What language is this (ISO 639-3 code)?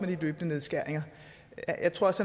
dan